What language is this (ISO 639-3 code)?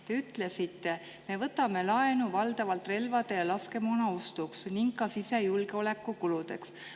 est